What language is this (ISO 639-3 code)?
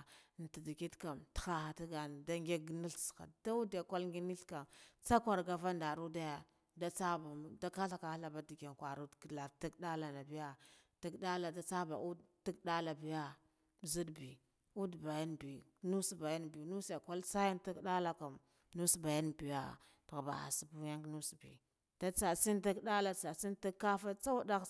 gdf